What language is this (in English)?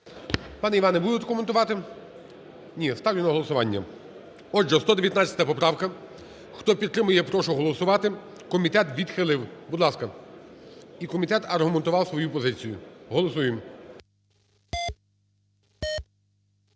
Ukrainian